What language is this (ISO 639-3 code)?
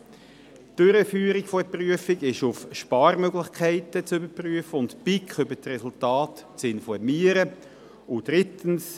gsw